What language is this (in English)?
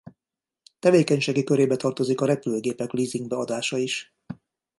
Hungarian